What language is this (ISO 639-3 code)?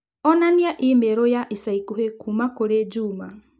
kik